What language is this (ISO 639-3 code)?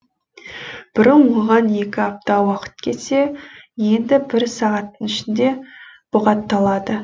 kaz